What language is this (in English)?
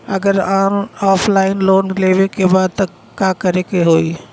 Bhojpuri